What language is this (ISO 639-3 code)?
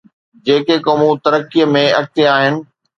snd